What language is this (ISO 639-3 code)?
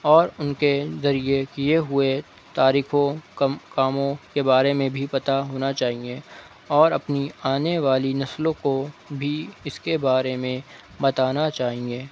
urd